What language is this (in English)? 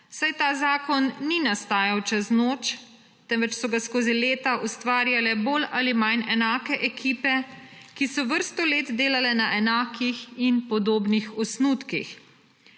Slovenian